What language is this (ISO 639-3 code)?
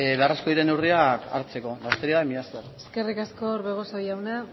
eus